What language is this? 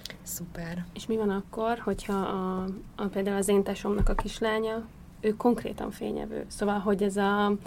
Hungarian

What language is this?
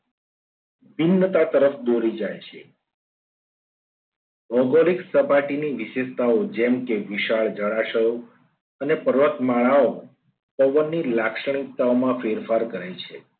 Gujarati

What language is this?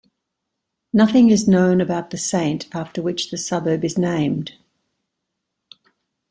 English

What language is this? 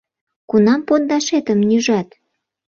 Mari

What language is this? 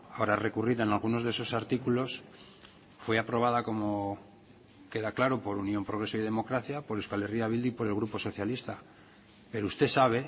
Spanish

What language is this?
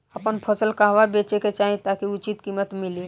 Bhojpuri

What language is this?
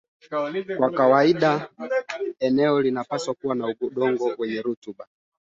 Swahili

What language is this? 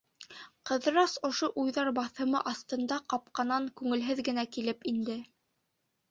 Bashkir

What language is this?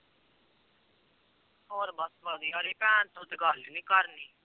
Punjabi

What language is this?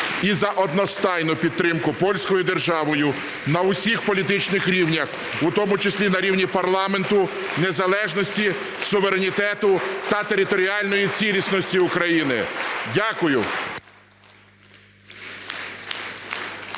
Ukrainian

